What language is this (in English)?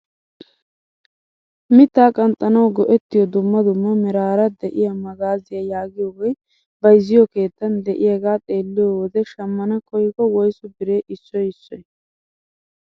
Wolaytta